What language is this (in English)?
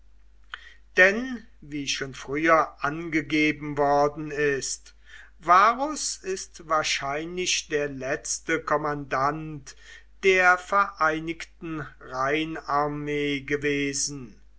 German